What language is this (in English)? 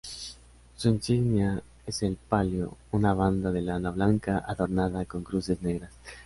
Spanish